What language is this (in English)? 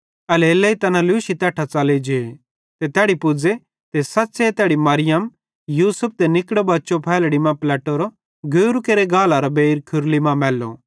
Bhadrawahi